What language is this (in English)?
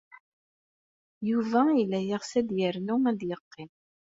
Kabyle